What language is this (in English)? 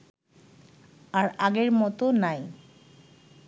Bangla